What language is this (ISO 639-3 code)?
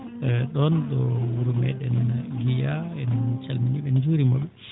ful